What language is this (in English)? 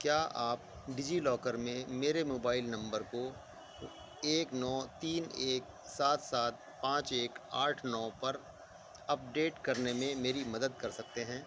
Urdu